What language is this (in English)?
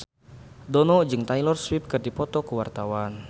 Sundanese